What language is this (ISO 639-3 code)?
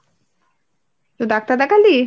ben